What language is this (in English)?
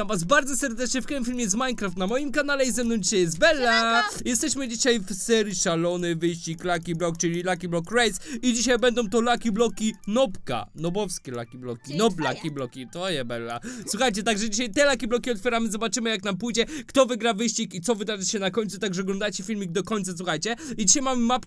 Polish